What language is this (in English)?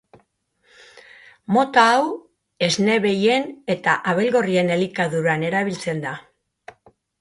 Basque